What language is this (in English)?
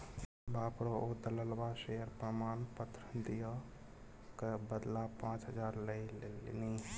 Maithili